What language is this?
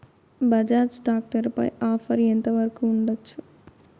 Telugu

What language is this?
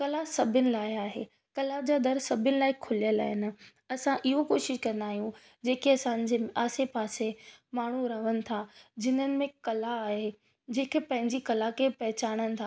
Sindhi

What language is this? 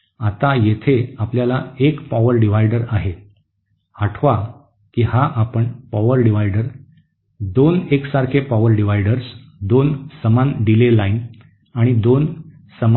Marathi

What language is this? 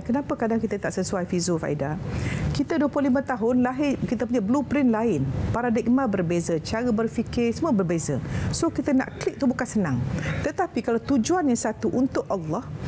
Malay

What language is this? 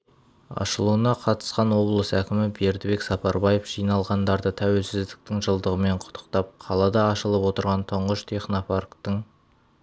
Kazakh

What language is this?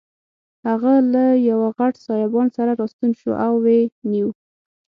Pashto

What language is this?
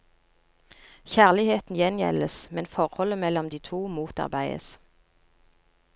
Norwegian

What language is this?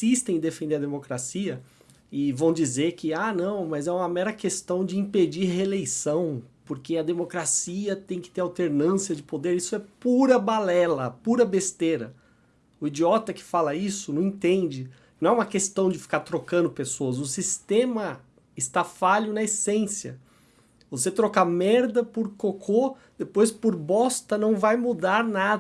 Portuguese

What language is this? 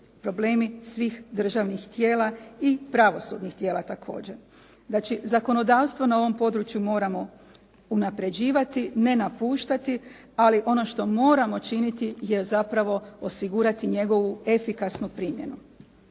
Croatian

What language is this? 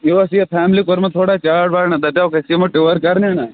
Kashmiri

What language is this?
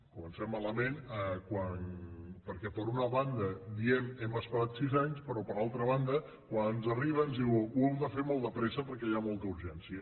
Catalan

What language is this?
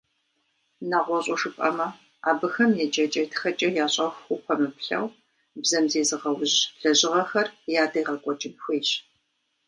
Kabardian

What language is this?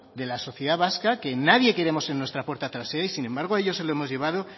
Spanish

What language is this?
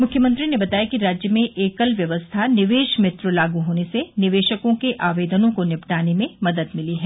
Hindi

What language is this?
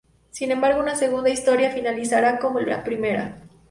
Spanish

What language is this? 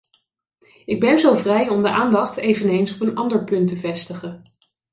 Dutch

